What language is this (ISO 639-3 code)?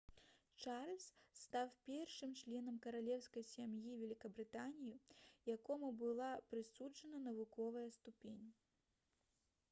bel